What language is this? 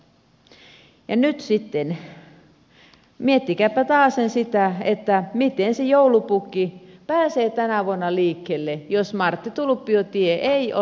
Finnish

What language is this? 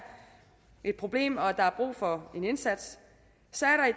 Danish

